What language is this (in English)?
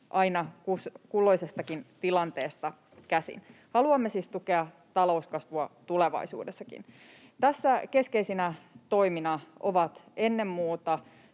Finnish